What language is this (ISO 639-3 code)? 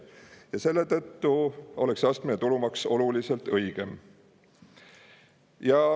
est